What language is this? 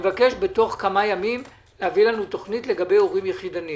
Hebrew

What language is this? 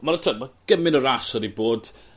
Welsh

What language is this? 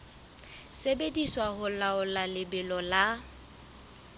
Southern Sotho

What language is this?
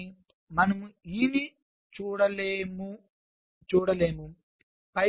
Telugu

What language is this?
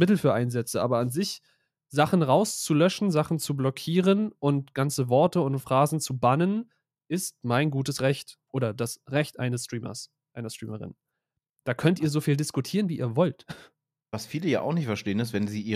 German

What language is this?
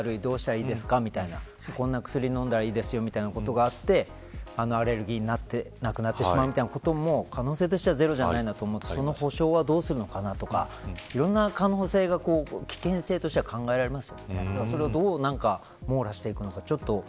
Japanese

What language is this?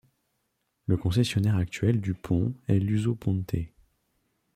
French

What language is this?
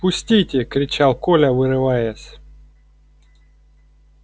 Russian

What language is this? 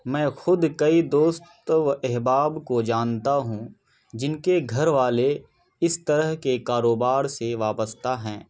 Urdu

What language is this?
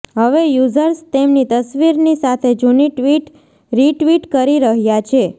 Gujarati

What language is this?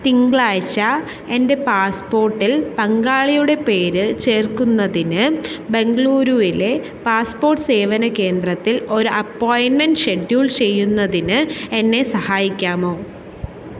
Malayalam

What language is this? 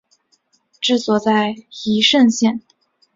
Chinese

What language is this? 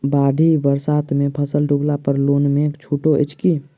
Maithili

